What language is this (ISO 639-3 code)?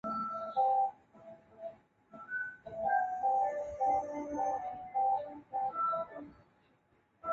zho